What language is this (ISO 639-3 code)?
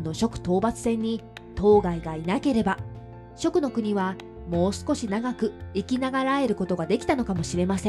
jpn